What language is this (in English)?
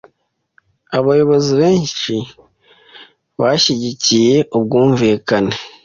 Kinyarwanda